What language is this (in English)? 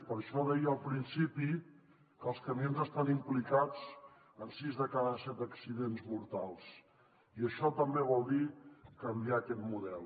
Catalan